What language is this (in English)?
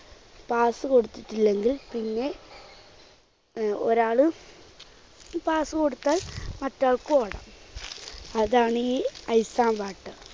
Malayalam